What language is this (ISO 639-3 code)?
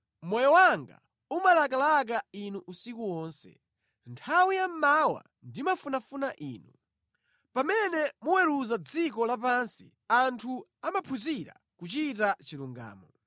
nya